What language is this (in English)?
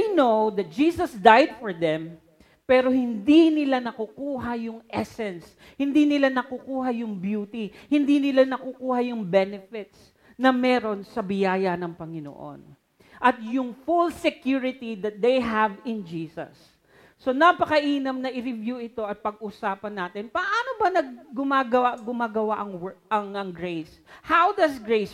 Filipino